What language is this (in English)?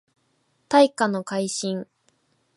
Japanese